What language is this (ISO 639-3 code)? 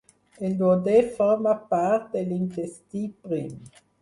cat